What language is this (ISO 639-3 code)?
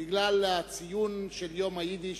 heb